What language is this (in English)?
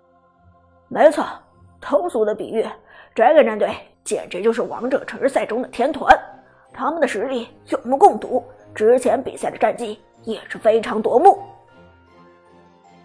Chinese